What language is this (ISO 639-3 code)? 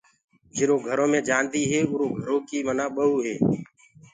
ggg